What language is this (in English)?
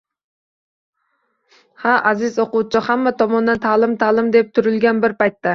Uzbek